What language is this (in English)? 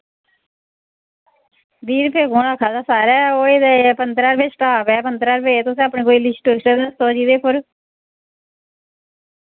Dogri